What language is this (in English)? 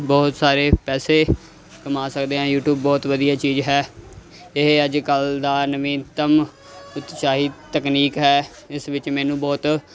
Punjabi